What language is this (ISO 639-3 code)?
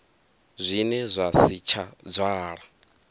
ven